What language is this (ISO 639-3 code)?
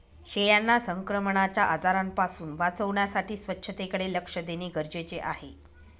mar